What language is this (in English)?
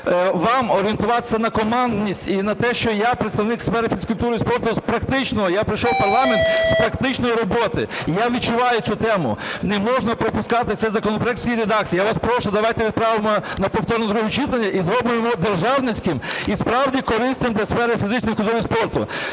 Ukrainian